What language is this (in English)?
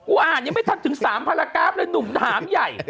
Thai